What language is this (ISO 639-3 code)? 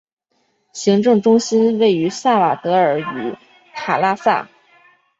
zho